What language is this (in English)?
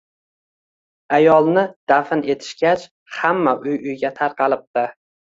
Uzbek